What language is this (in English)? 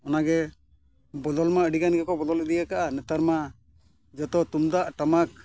Santali